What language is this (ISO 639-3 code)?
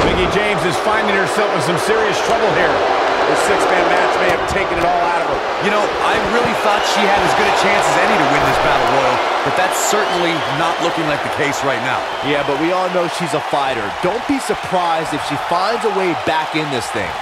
eng